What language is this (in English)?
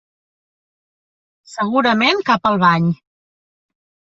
Catalan